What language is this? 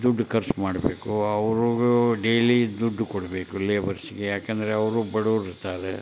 Kannada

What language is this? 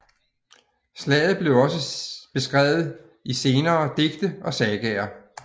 Danish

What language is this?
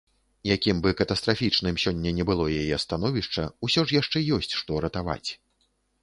Belarusian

